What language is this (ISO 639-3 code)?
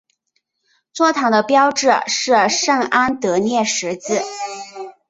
zho